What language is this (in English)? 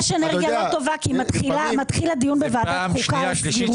Hebrew